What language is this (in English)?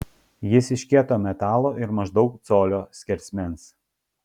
Lithuanian